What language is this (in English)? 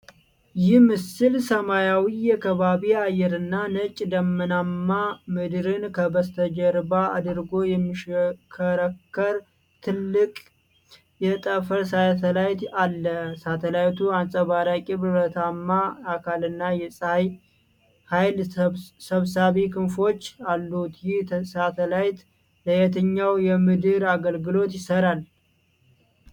Amharic